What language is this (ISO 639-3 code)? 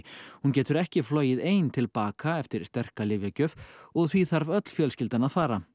isl